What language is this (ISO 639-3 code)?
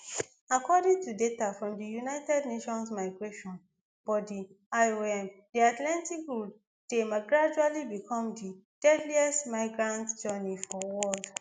pcm